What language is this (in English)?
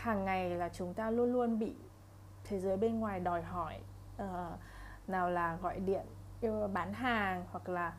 Vietnamese